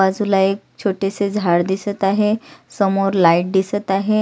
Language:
Marathi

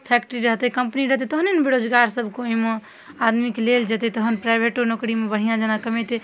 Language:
Maithili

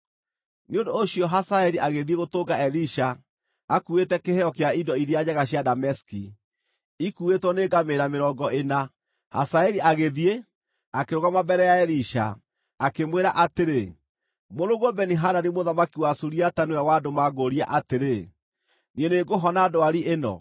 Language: Kikuyu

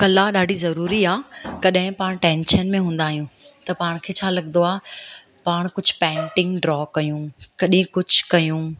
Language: Sindhi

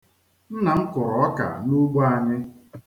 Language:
Igbo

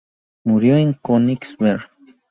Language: Spanish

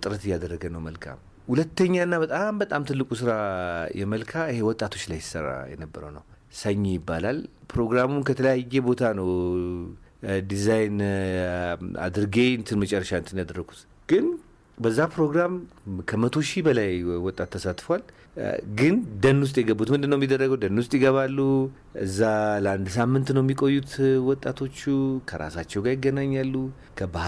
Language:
Amharic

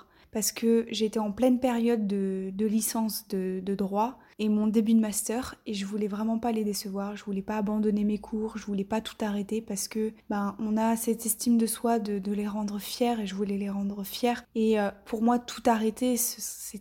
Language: French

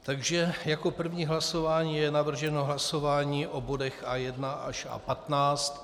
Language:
Czech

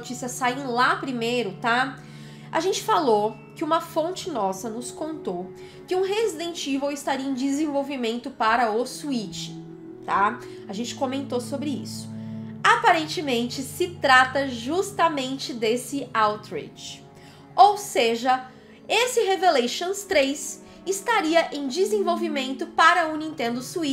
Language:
Portuguese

